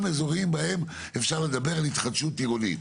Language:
Hebrew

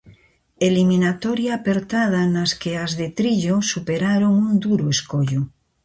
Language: Galician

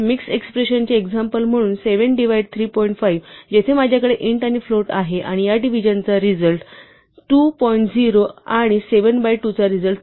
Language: Marathi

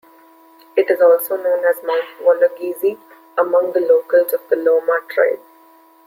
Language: English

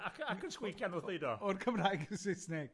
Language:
Welsh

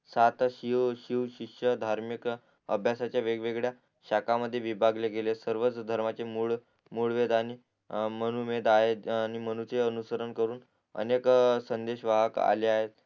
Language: Marathi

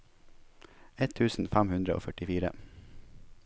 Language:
Norwegian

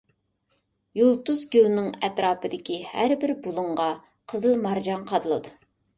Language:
Uyghur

